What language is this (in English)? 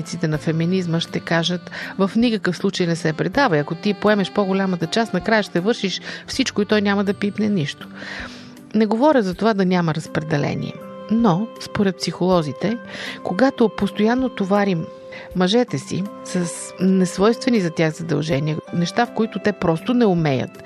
Bulgarian